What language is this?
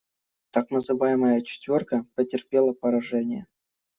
Russian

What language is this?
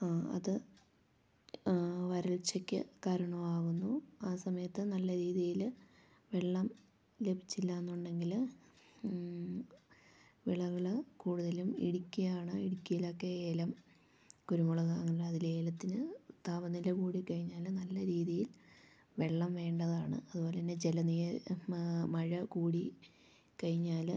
Malayalam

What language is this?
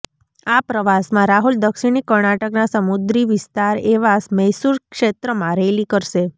Gujarati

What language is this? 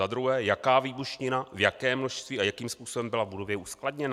Czech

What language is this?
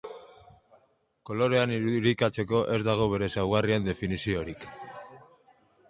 Basque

